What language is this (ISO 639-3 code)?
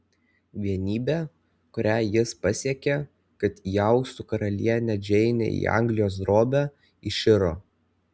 lit